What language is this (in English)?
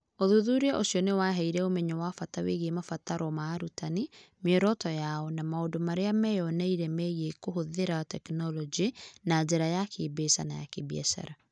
Kikuyu